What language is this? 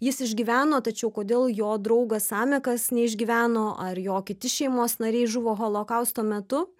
Lithuanian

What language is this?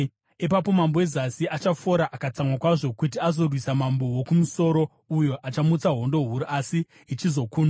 Shona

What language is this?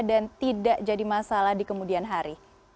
Indonesian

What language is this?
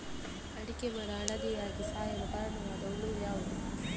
Kannada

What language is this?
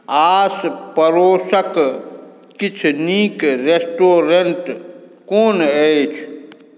Maithili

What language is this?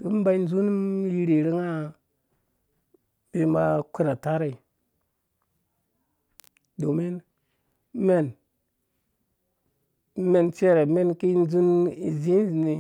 Dũya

